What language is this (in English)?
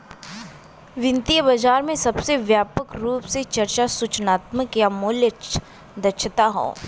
Bhojpuri